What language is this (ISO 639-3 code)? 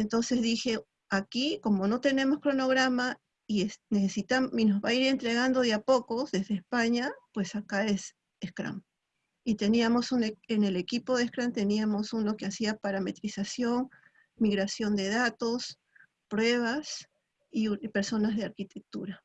spa